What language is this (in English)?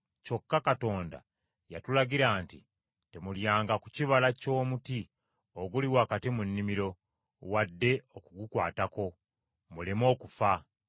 Ganda